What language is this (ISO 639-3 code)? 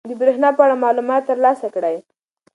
pus